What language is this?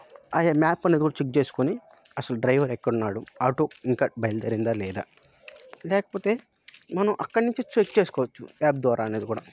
Telugu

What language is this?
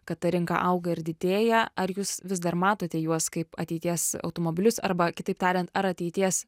Lithuanian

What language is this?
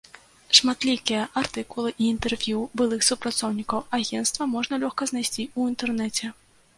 Belarusian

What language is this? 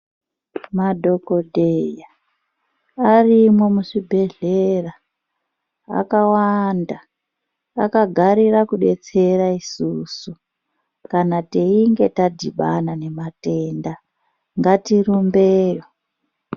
Ndau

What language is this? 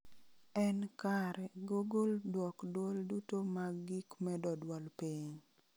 Luo (Kenya and Tanzania)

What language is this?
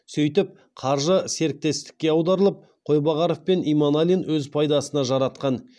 Kazakh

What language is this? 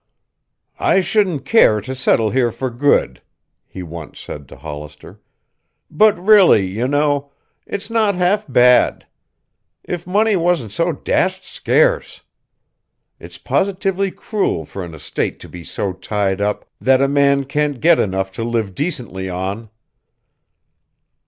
English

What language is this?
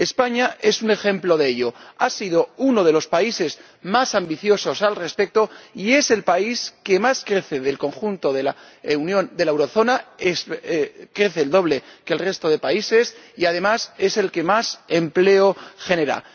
Spanish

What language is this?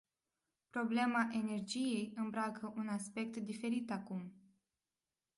Romanian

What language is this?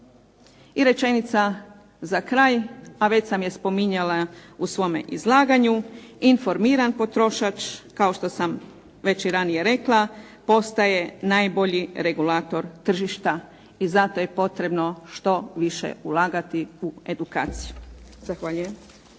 Croatian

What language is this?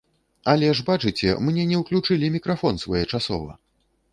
Belarusian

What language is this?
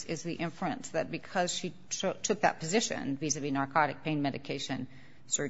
English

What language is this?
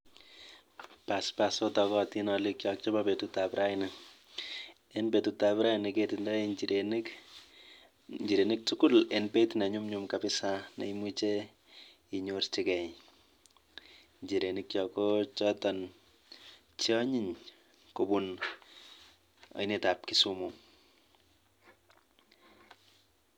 Kalenjin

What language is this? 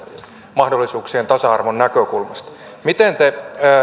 Finnish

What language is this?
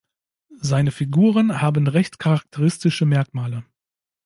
German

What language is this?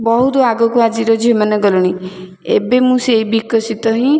Odia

